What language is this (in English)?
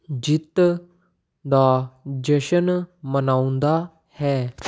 Punjabi